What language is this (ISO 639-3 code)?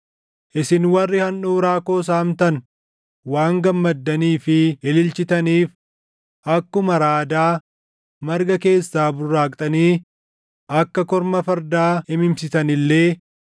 orm